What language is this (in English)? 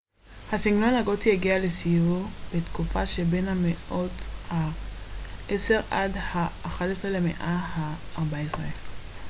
Hebrew